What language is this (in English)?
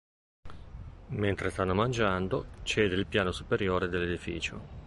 Italian